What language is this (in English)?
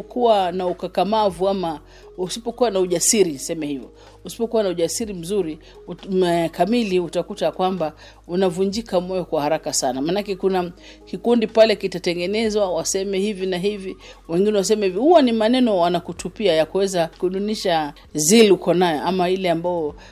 Swahili